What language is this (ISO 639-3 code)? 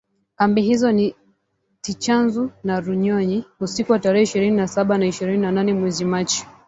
swa